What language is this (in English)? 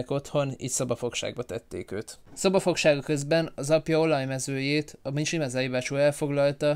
Hungarian